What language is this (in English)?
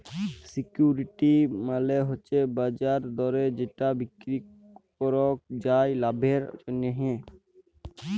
Bangla